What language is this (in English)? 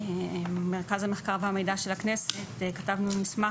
Hebrew